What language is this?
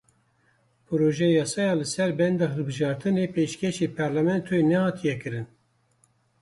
Kurdish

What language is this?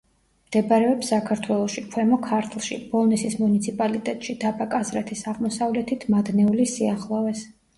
Georgian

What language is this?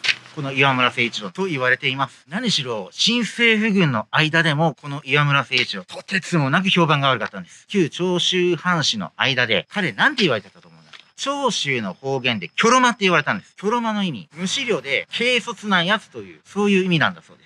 Japanese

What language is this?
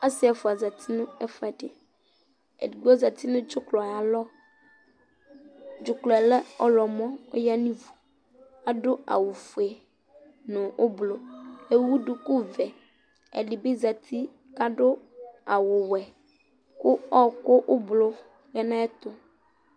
Ikposo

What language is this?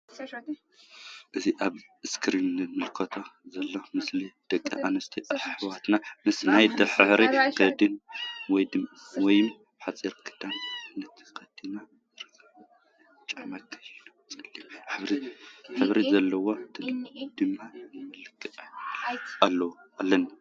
Tigrinya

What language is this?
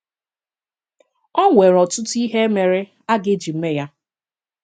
Igbo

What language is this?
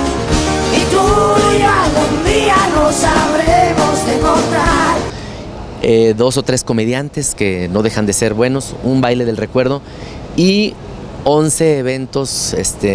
Spanish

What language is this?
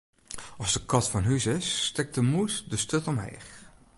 Western Frisian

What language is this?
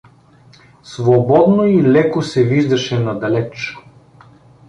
Bulgarian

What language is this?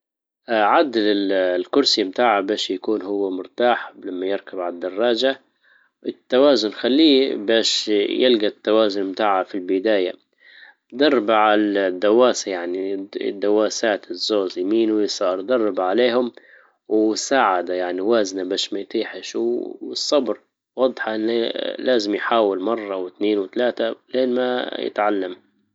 Libyan Arabic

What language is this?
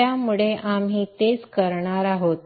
Marathi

